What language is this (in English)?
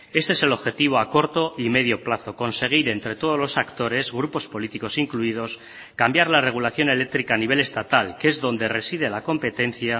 Spanish